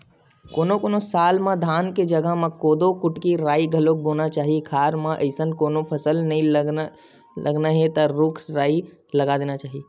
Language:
Chhattisgarhi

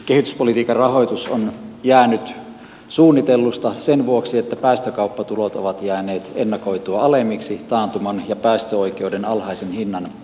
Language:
Finnish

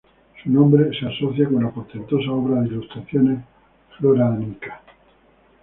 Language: Spanish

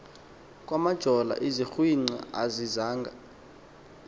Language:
Xhosa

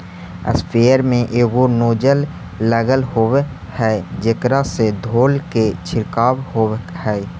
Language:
Magahi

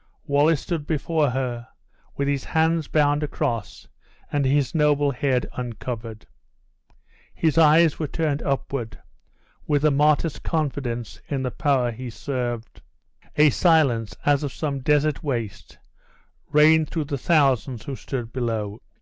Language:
English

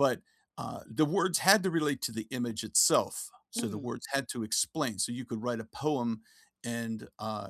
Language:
English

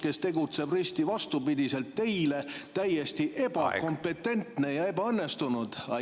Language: Estonian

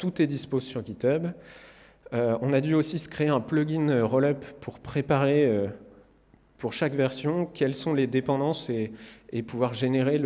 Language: French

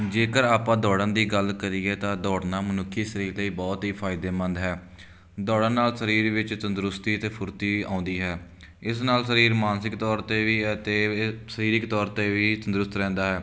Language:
Punjabi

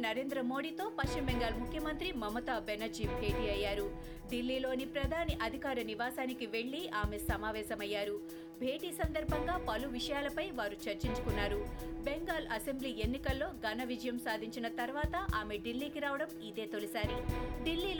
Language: Telugu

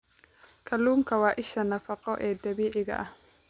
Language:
Somali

